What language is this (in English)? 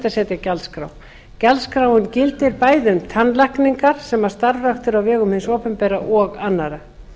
Icelandic